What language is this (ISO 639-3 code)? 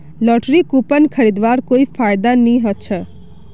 mag